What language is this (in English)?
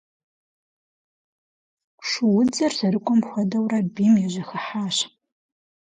Kabardian